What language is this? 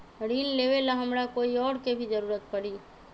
Magahi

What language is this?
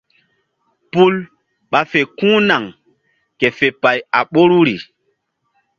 Mbum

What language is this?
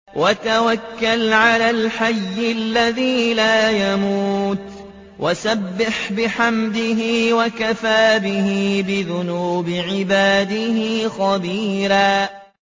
Arabic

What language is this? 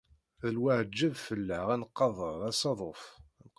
Kabyle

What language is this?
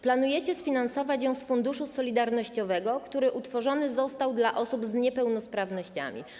Polish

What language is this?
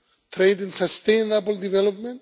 English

